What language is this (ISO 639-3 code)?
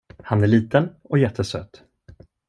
swe